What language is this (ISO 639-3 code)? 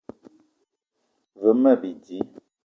eto